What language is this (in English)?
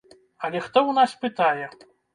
Belarusian